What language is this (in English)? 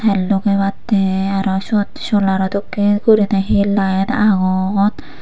Chakma